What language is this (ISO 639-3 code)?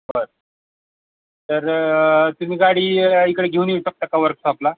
mar